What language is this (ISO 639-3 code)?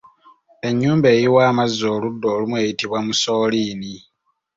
lug